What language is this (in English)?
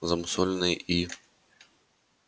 Russian